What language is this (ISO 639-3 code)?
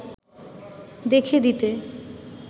ben